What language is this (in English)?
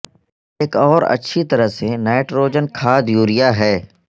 Urdu